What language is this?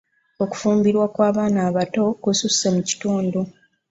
Ganda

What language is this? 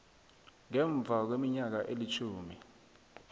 South Ndebele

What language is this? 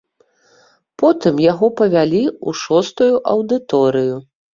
Belarusian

